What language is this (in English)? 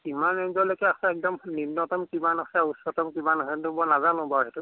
Assamese